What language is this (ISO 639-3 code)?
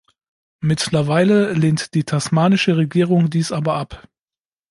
deu